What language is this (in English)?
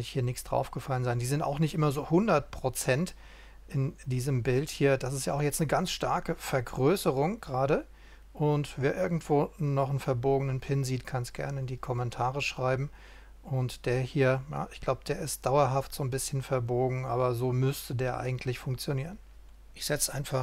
German